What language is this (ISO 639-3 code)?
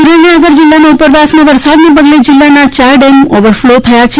guj